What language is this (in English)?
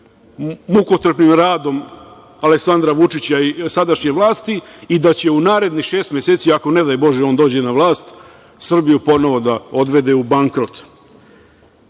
Serbian